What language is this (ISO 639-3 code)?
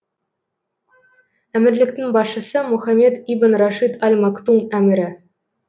kaz